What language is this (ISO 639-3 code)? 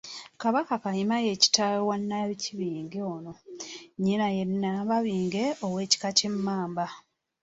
lug